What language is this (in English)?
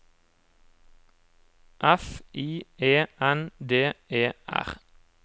Norwegian